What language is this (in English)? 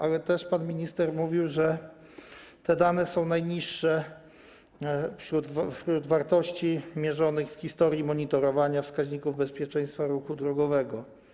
Polish